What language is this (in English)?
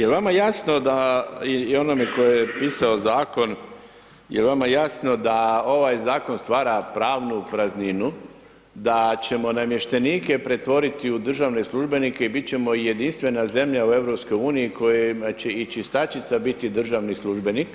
Croatian